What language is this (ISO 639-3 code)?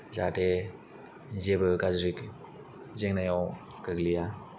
brx